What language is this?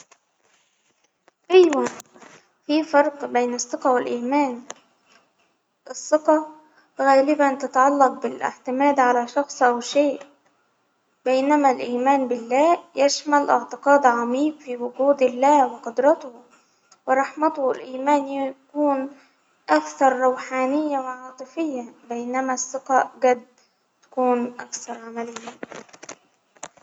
Hijazi Arabic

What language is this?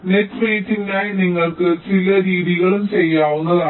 Malayalam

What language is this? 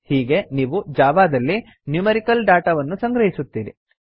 Kannada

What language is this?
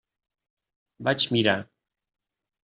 Catalan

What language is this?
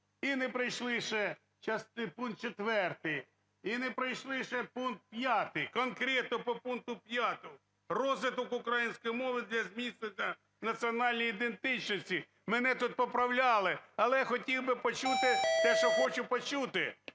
Ukrainian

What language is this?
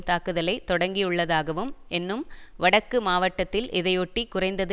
Tamil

